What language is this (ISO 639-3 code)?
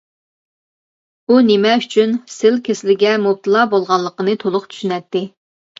uig